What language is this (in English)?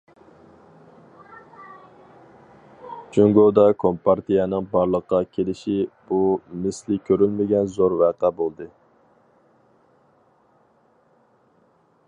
Uyghur